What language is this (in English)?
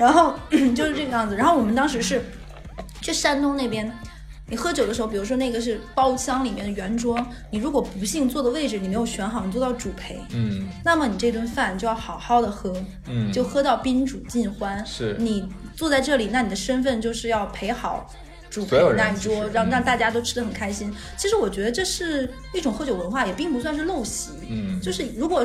Chinese